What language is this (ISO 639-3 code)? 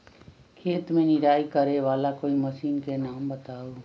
mag